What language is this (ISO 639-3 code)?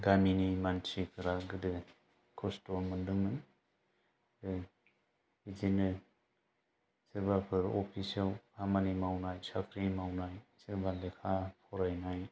brx